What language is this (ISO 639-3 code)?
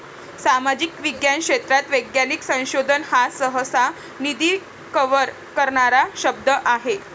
mar